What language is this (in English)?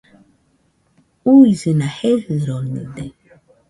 Nüpode Huitoto